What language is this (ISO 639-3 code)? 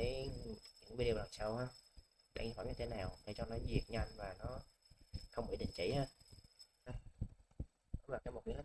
vie